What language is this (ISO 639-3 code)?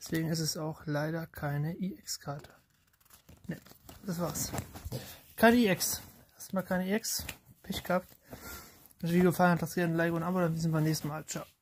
deu